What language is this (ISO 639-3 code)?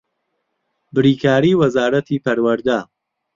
ckb